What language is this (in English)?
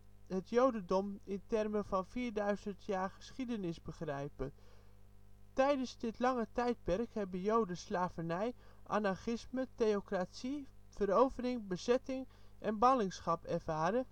Dutch